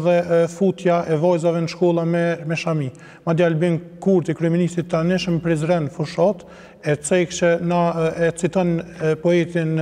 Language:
Arabic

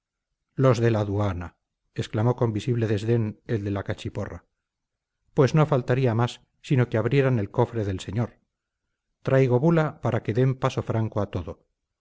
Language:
Spanish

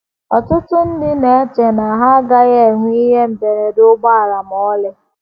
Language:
Igbo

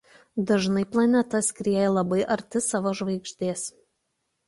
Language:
Lithuanian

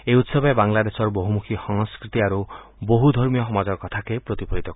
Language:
Assamese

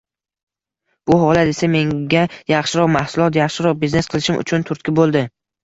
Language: Uzbek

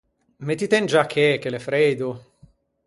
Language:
Ligurian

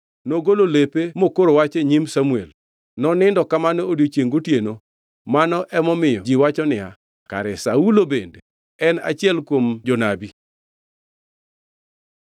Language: Luo (Kenya and Tanzania)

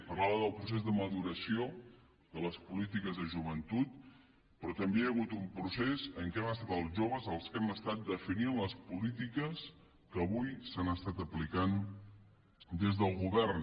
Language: Catalan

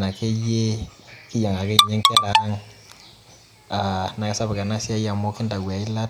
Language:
Masai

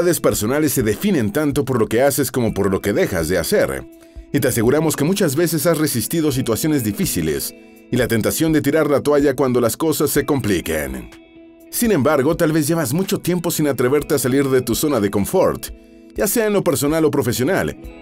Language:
Spanish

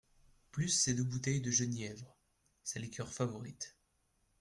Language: French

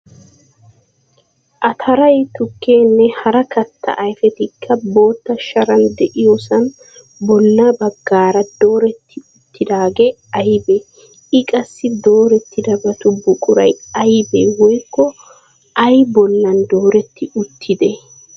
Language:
Wolaytta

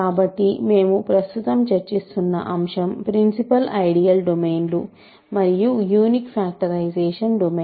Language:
Telugu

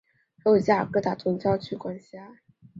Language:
Chinese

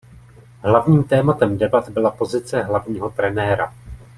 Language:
Czech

